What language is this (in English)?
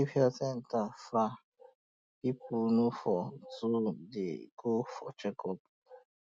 Nigerian Pidgin